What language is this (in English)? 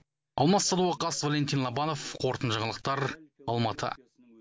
Kazakh